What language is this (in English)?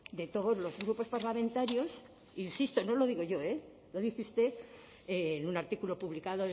Spanish